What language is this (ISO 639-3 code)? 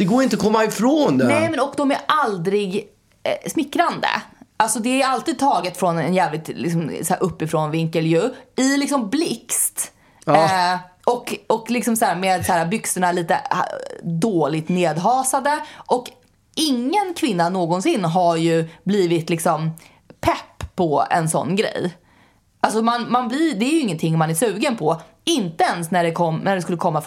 swe